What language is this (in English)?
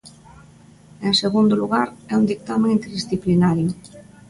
Galician